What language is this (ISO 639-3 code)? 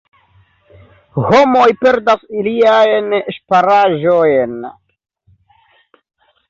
epo